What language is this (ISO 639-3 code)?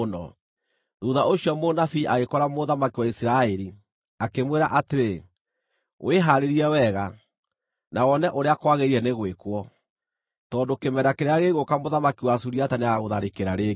kik